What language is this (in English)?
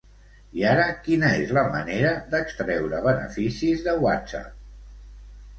Catalan